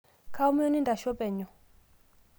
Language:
Masai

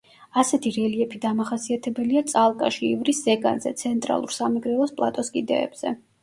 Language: Georgian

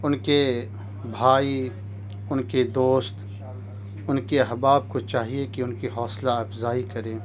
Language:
Urdu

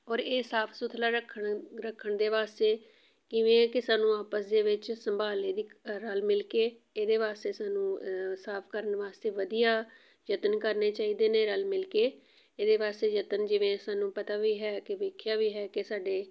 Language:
Punjabi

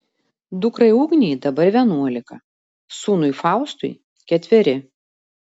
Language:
Lithuanian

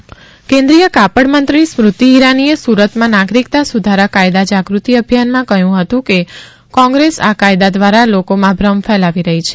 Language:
Gujarati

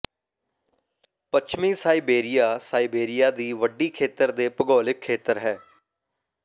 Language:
Punjabi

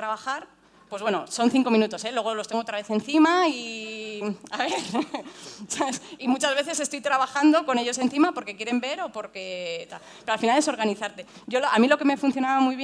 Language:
Spanish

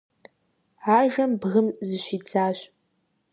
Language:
Kabardian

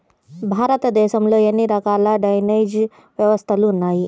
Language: Telugu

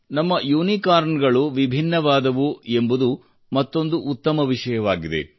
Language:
Kannada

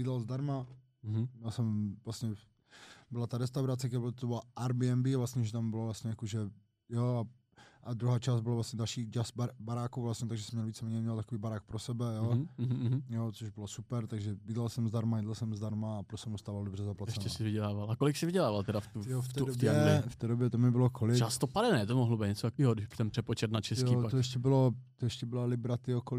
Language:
Czech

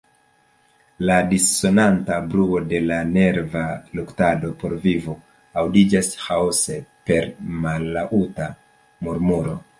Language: Esperanto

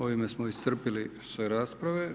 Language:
Croatian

